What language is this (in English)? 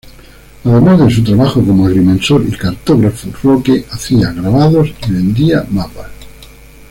Spanish